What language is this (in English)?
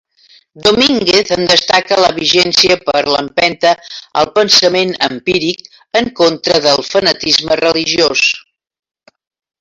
Catalan